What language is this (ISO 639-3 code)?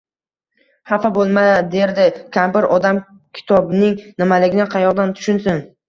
uzb